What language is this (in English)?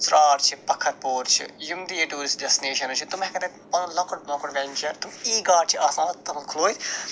Kashmiri